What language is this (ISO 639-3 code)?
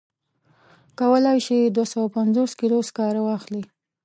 pus